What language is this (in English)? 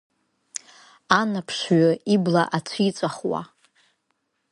Abkhazian